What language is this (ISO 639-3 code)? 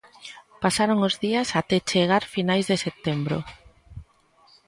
glg